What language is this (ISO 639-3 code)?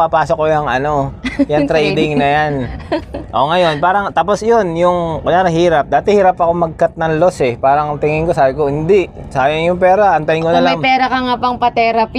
fil